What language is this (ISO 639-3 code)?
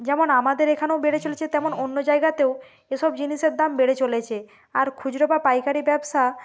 ben